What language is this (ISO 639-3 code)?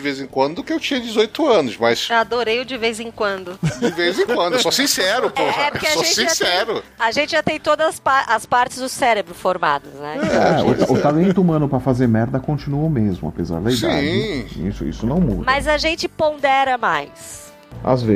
por